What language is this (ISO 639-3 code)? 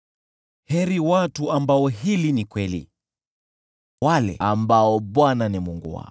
swa